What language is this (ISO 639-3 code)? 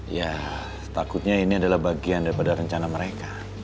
ind